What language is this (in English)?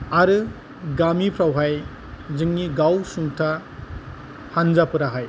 Bodo